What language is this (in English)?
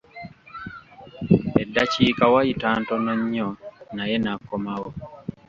Ganda